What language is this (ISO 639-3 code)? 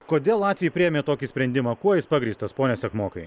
lit